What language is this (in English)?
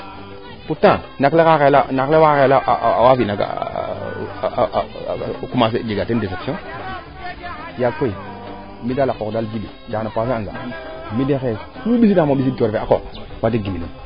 Serer